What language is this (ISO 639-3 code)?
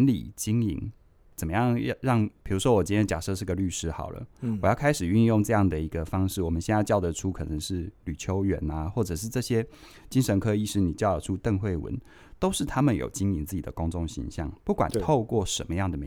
zho